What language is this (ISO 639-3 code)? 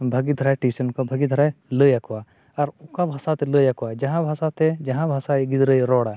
sat